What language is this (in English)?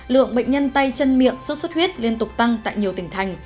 Vietnamese